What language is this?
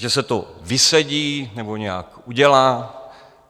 Czech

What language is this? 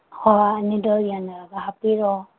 Manipuri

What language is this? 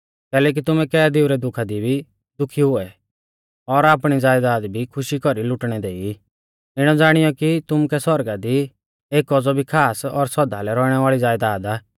Mahasu Pahari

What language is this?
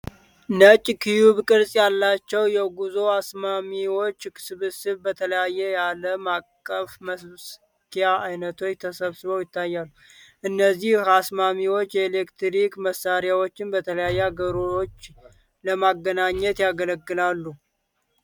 Amharic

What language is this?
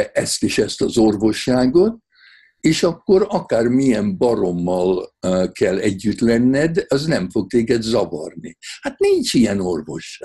Hungarian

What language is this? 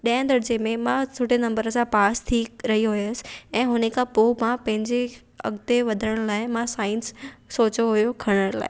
Sindhi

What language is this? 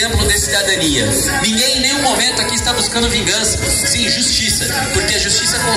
Portuguese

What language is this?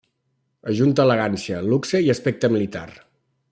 Catalan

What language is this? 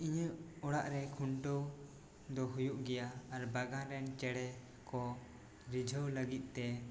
Santali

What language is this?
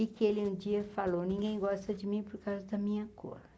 Portuguese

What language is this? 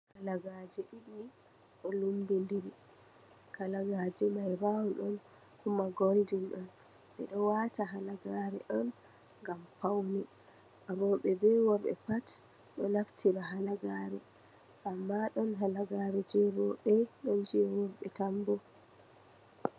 Fula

